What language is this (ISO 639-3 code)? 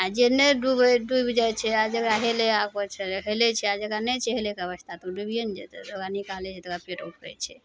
mai